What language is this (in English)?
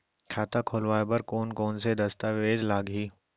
Chhattisgarhi